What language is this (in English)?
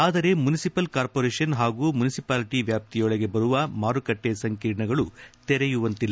Kannada